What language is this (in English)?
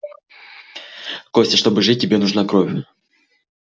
Russian